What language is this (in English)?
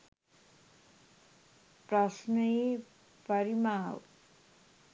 Sinhala